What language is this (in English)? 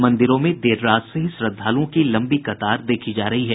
Hindi